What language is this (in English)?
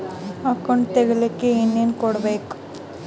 Kannada